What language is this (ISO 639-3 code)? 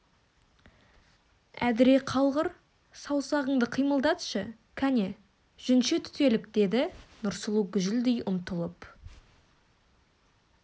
kaz